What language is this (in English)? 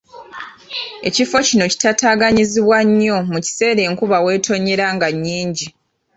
Ganda